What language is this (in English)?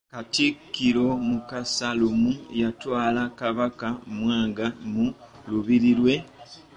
Ganda